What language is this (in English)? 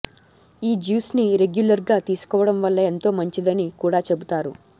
Telugu